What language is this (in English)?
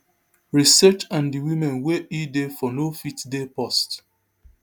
Nigerian Pidgin